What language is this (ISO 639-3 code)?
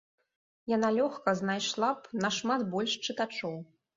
bel